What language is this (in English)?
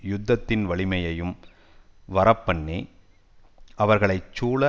Tamil